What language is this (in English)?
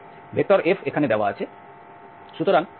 Bangla